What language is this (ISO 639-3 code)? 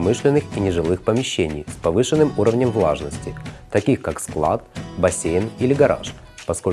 rus